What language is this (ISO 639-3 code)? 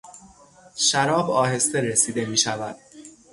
fas